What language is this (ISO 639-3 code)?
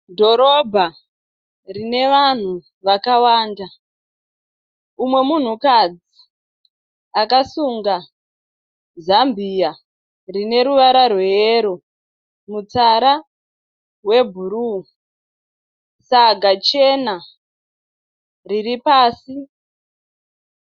sna